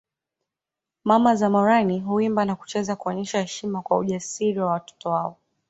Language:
Swahili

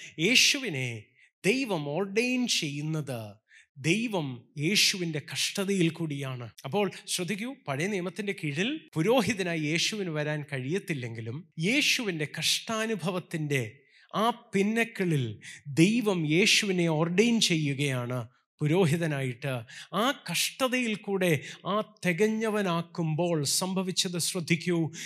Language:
Malayalam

